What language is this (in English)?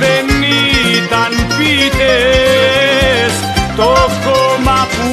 Greek